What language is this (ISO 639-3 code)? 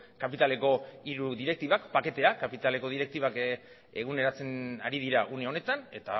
eus